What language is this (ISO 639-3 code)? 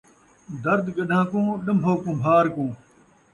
skr